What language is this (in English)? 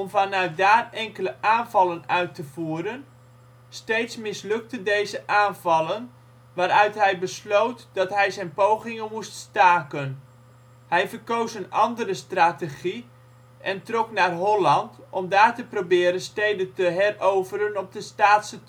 Dutch